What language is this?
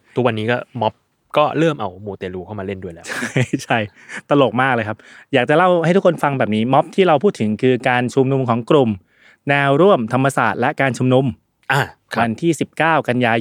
Thai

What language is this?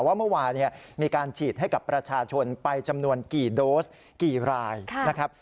Thai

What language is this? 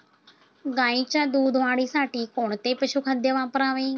Marathi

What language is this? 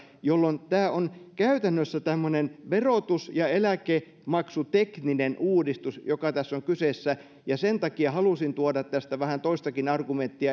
Finnish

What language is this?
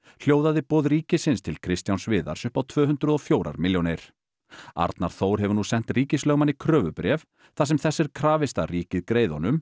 Icelandic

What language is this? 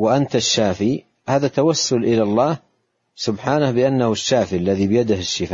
Arabic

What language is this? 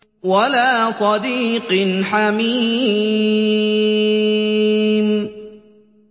Arabic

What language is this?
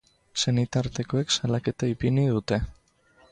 Basque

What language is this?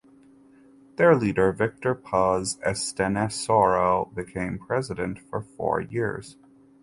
English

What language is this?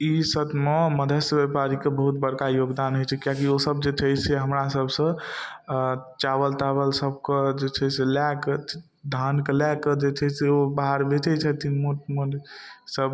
Maithili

